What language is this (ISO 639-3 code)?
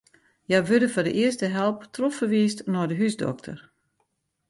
fry